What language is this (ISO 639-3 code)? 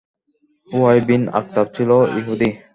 ben